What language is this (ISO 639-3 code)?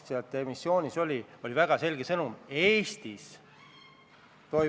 est